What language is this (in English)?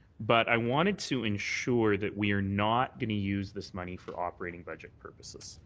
English